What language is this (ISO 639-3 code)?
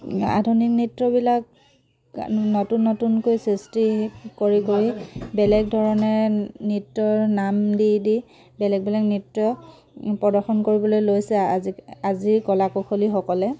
asm